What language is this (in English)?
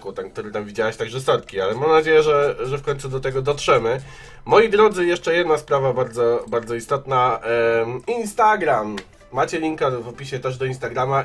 Polish